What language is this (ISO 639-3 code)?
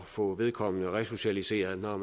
dan